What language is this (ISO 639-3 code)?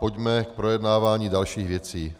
ces